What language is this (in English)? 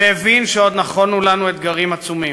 Hebrew